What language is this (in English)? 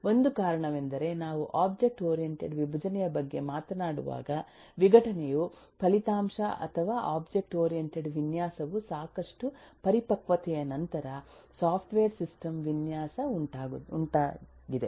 Kannada